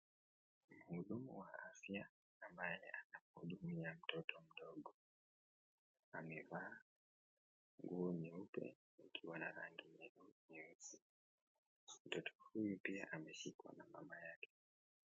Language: Swahili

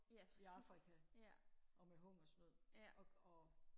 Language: Danish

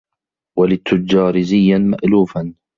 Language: Arabic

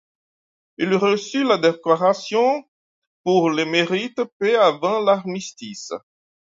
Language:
French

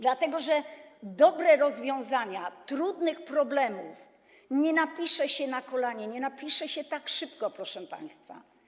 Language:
Polish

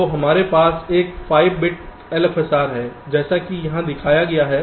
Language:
Hindi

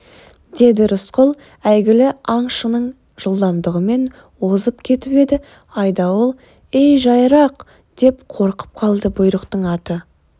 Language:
Kazakh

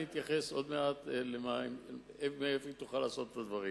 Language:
Hebrew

